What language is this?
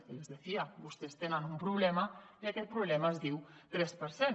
Catalan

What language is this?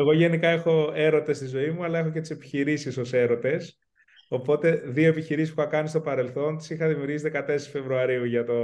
Greek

